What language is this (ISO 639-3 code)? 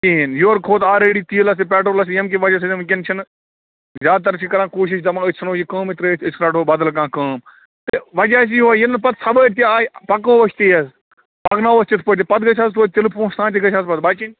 kas